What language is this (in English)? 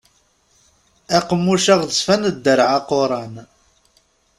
Kabyle